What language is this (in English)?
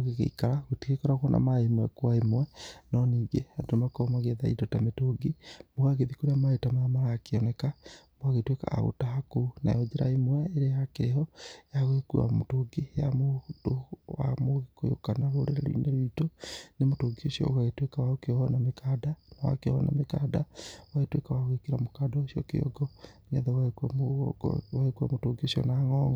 Kikuyu